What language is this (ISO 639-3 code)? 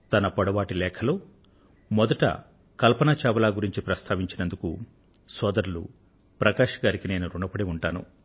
tel